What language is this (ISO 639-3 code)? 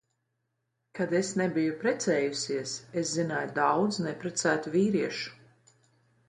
lav